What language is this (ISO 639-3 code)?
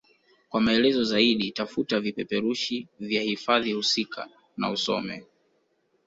swa